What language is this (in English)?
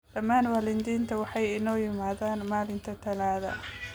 Somali